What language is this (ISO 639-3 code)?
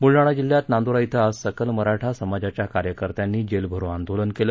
mar